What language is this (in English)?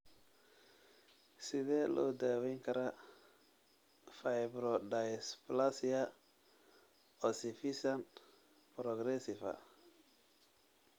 Somali